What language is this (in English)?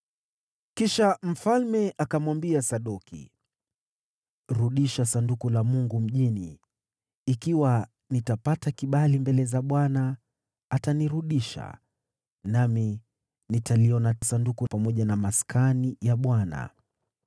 Swahili